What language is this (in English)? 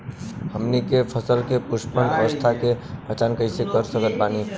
Bhojpuri